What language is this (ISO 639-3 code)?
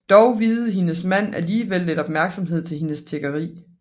dan